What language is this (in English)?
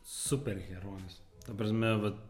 Lithuanian